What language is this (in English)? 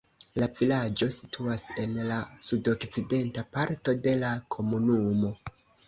Esperanto